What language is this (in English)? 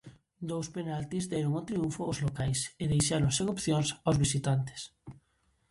Galician